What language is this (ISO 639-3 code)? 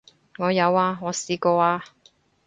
yue